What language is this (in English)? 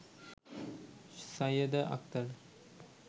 Bangla